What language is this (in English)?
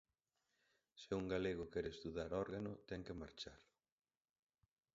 Galician